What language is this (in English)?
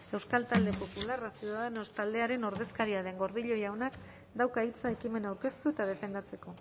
Basque